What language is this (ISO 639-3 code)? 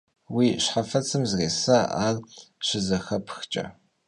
kbd